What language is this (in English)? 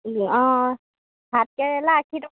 Assamese